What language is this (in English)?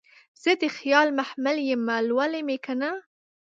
Pashto